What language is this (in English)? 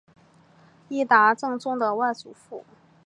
Chinese